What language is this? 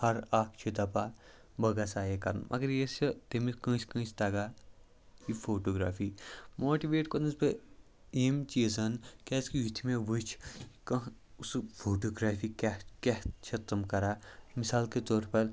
Kashmiri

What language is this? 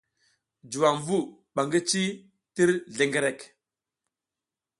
South Giziga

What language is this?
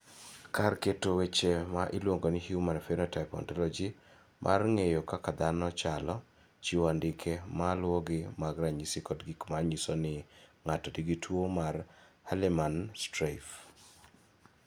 Luo (Kenya and Tanzania)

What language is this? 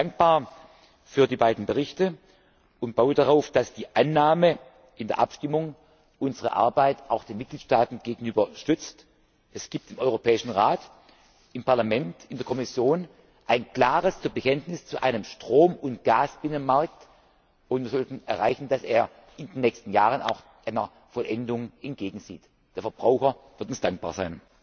German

